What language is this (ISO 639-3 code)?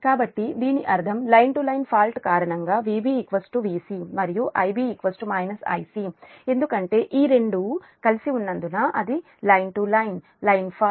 tel